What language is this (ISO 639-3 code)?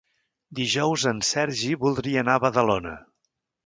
cat